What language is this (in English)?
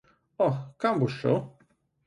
Slovenian